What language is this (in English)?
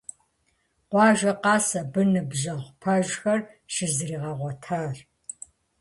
Kabardian